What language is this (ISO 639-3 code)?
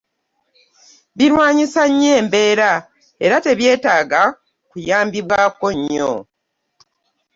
lug